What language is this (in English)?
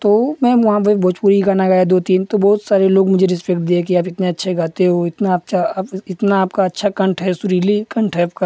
Hindi